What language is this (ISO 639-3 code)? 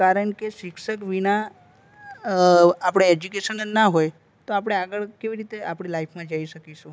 guj